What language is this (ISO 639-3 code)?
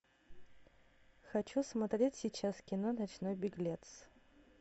rus